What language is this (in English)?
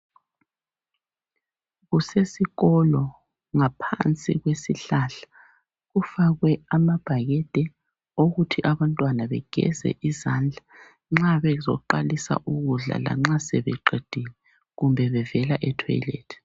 North Ndebele